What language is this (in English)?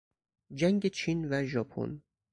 Persian